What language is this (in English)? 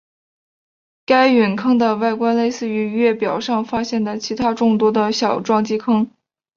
Chinese